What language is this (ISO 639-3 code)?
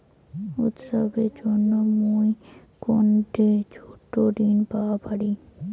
ben